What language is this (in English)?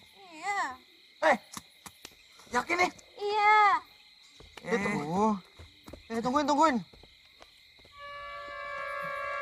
Indonesian